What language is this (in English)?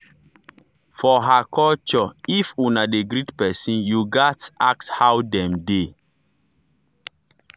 Nigerian Pidgin